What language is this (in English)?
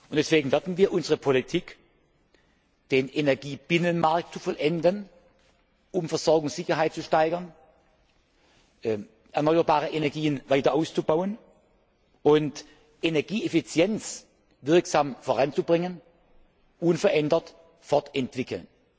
German